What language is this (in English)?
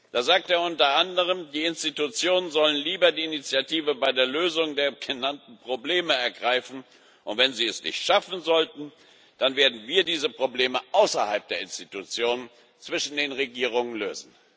German